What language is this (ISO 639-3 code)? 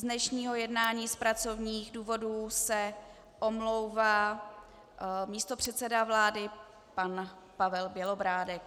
ces